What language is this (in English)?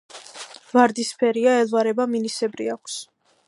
Georgian